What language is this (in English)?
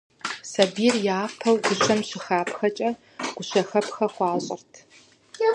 Kabardian